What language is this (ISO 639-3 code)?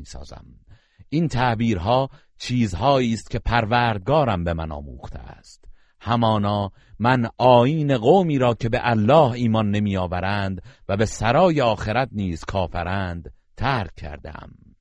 fas